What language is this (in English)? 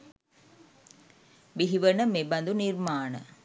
Sinhala